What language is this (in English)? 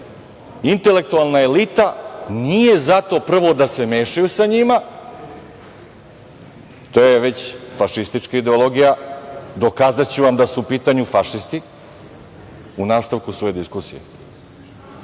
Serbian